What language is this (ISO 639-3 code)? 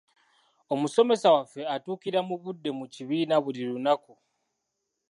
lug